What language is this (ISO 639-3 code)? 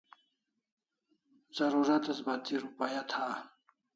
kls